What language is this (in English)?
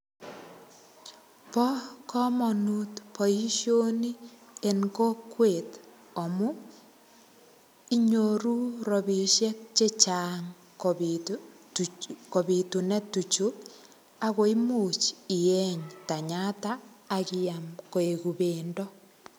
Kalenjin